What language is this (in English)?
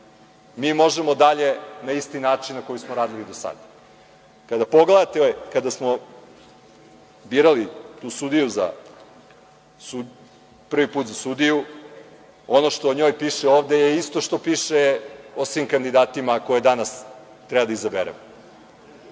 Serbian